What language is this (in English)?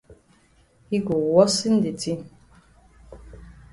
Cameroon Pidgin